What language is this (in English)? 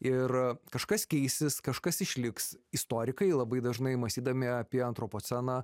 Lithuanian